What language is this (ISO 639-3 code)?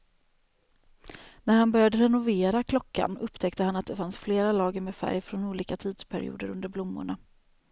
swe